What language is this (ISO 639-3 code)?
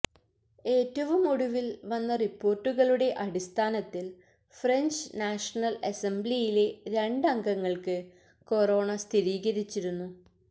mal